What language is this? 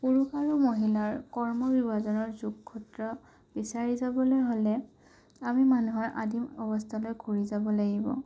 Assamese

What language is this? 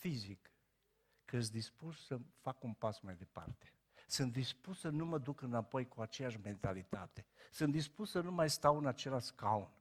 Romanian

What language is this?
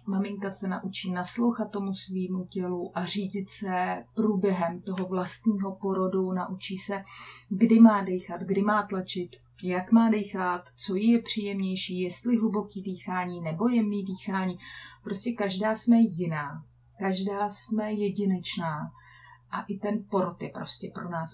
Czech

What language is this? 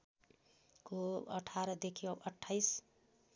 Nepali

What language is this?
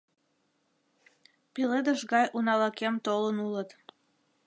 Mari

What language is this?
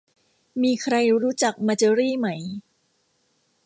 Thai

